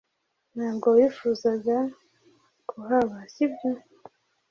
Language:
Kinyarwanda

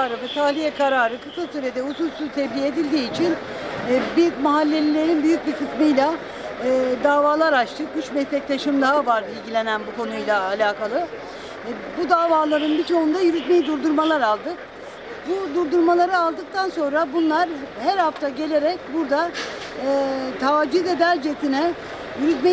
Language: Turkish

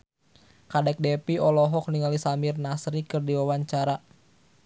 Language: Sundanese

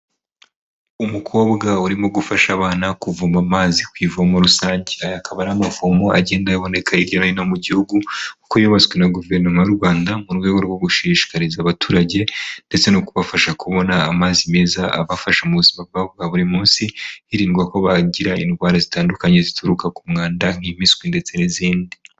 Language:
Kinyarwanda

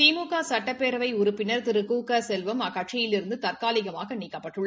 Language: Tamil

